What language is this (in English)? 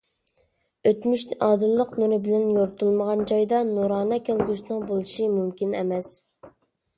Uyghur